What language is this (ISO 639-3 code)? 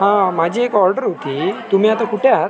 mar